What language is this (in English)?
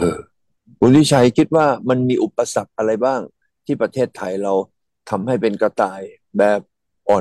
Thai